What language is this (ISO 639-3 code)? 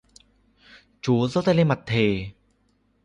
vie